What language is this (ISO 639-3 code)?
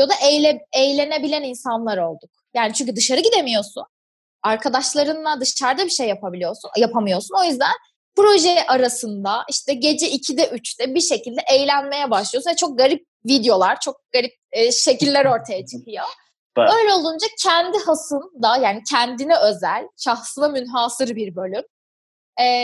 tur